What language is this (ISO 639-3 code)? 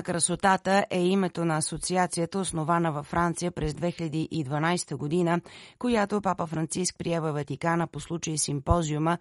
bul